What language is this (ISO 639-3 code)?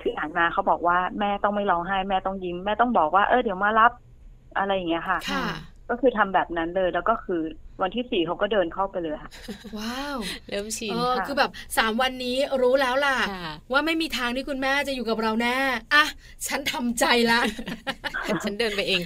tha